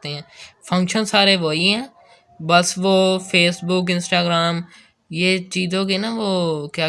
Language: Urdu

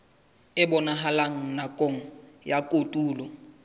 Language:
Southern Sotho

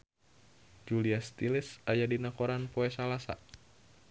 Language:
Sundanese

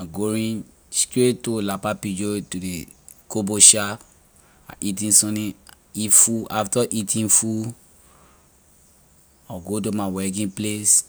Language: Liberian English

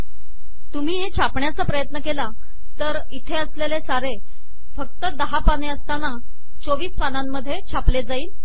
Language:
Marathi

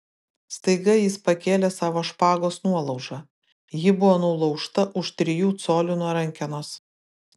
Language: Lithuanian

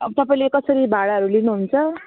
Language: Nepali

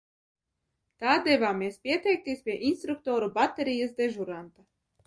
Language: Latvian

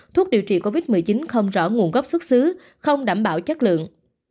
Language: Vietnamese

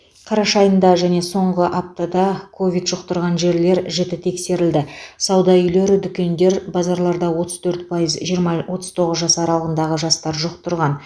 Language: Kazakh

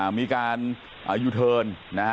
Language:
Thai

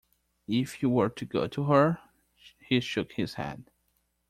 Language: English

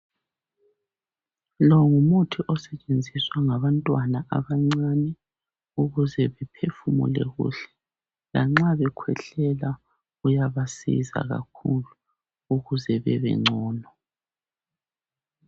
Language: North Ndebele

